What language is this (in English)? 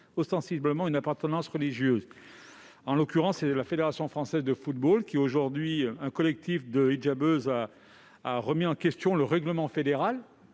French